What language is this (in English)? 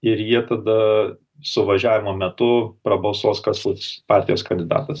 Lithuanian